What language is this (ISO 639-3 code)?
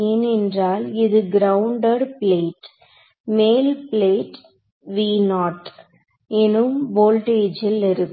tam